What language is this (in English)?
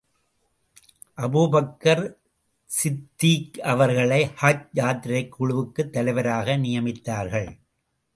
Tamil